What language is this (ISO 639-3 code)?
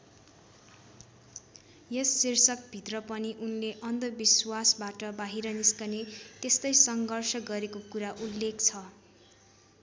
nep